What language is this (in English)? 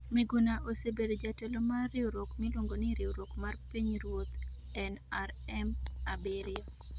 Luo (Kenya and Tanzania)